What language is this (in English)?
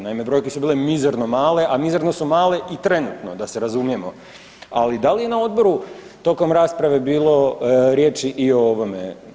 Croatian